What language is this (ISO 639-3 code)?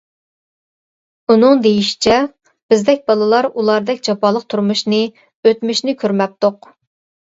uig